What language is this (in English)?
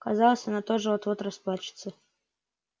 Russian